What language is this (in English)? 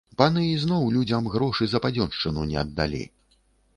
Belarusian